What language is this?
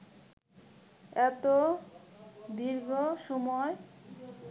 Bangla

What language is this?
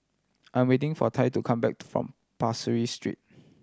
English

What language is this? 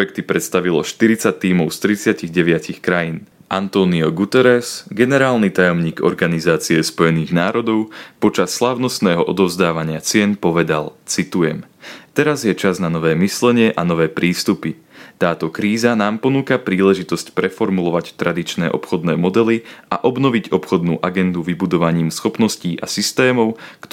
Slovak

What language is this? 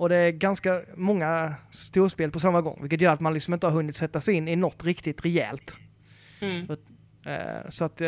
Swedish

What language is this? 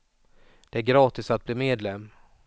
Swedish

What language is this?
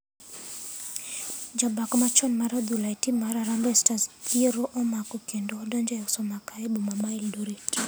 Luo (Kenya and Tanzania)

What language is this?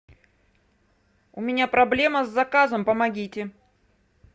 Russian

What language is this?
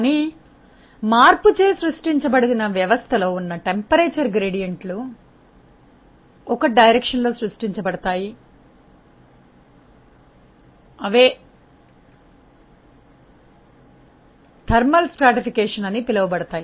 Telugu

